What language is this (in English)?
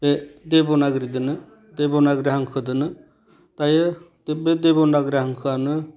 Bodo